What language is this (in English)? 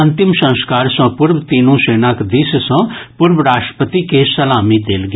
Maithili